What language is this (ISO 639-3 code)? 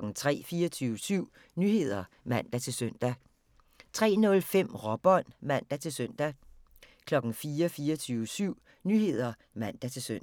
dan